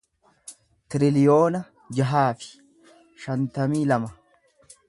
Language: Oromo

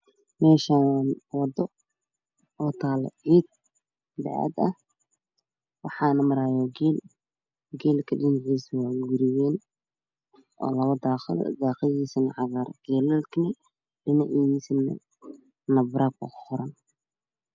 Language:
Somali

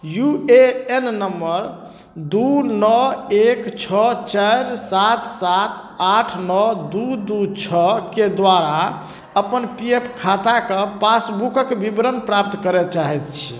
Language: Maithili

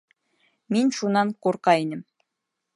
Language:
Bashkir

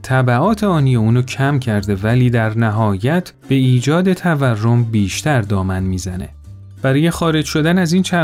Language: Persian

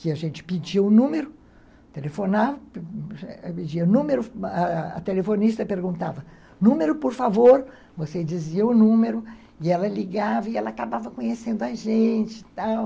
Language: Portuguese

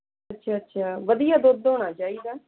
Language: Punjabi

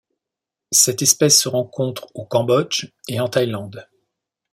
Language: French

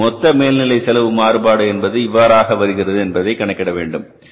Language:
Tamil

